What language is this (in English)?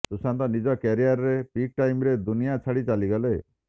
Odia